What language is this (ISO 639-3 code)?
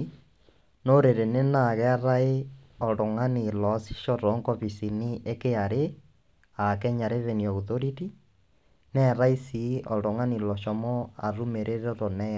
mas